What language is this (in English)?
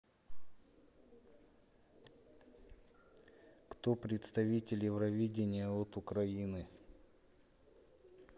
Russian